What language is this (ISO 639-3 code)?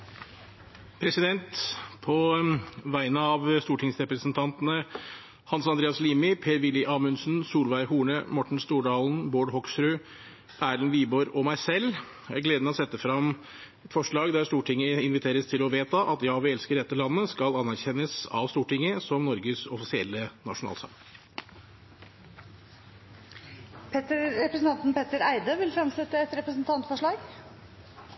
nor